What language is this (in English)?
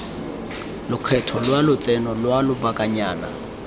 Tswana